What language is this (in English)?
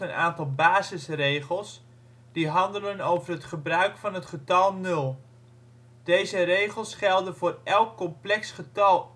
Dutch